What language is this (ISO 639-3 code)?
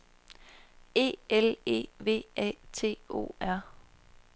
dan